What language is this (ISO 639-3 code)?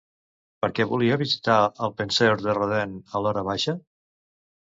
cat